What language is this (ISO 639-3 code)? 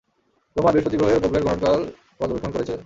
ben